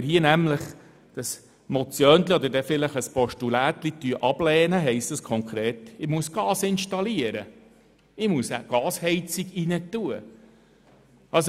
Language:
Swiss German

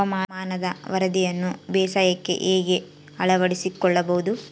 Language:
Kannada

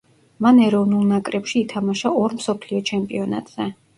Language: Georgian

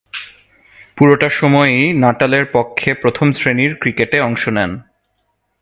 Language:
Bangla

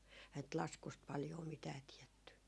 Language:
Finnish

